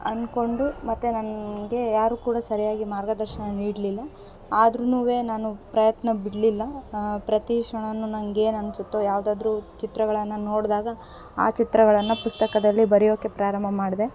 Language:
Kannada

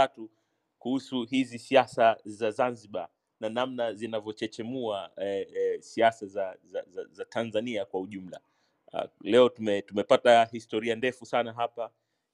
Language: Swahili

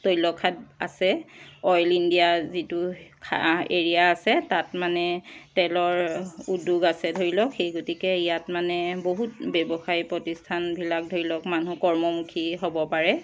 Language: Assamese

